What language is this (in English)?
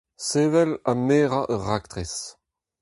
Breton